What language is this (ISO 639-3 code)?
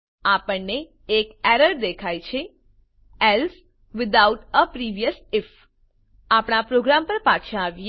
guj